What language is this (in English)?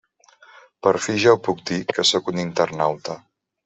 Catalan